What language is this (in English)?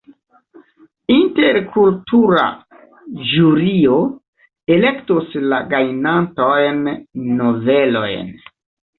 Esperanto